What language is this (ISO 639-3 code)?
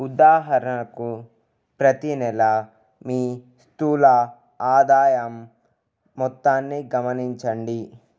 tel